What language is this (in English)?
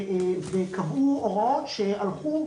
Hebrew